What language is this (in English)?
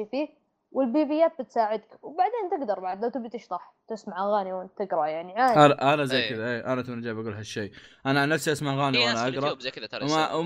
Arabic